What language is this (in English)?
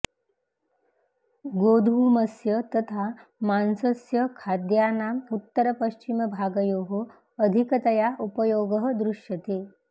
Sanskrit